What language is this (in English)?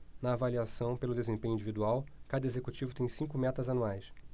Portuguese